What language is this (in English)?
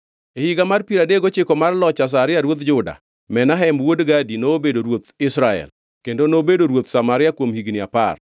Luo (Kenya and Tanzania)